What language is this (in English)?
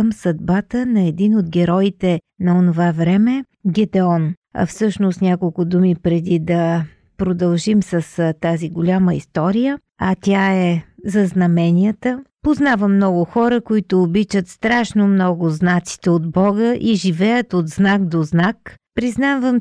Bulgarian